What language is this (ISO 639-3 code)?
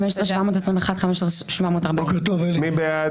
heb